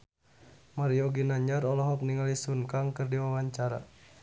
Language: Sundanese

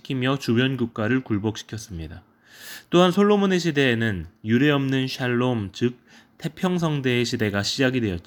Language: Korean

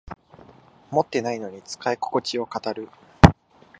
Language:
Japanese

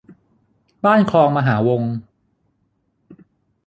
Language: Thai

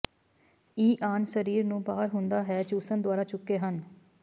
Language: Punjabi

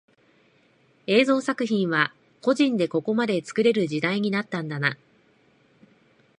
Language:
Japanese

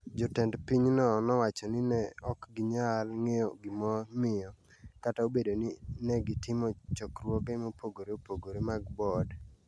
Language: Luo (Kenya and Tanzania)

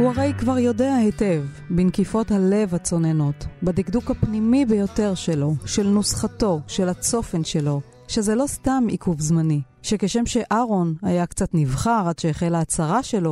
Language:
Hebrew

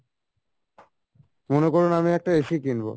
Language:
Bangla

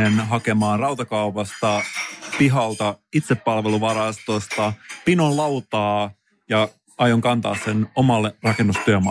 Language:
Finnish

